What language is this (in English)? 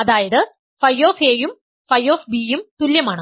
Malayalam